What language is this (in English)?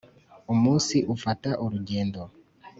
Kinyarwanda